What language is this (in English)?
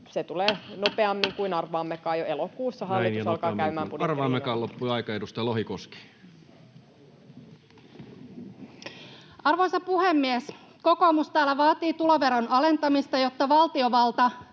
Finnish